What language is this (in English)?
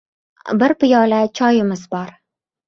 Uzbek